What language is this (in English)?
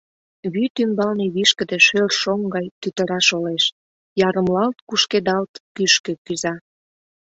Mari